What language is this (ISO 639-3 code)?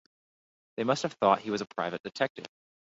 eng